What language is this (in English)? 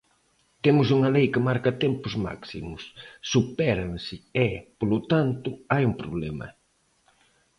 Galician